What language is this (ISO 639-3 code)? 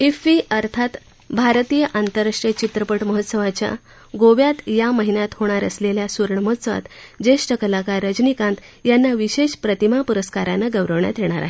mar